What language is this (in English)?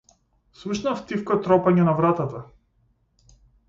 Macedonian